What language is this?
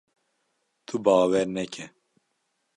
Kurdish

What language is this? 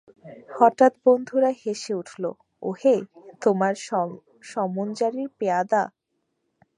Bangla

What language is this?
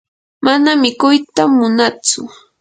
Yanahuanca Pasco Quechua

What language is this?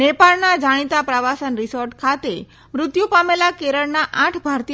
Gujarati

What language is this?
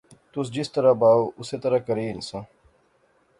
Pahari-Potwari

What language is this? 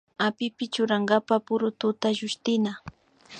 Imbabura Highland Quichua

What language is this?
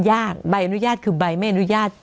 Thai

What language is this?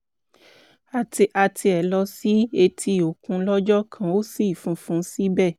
Yoruba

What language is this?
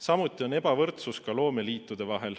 Estonian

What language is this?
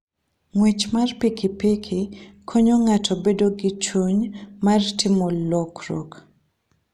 Luo (Kenya and Tanzania)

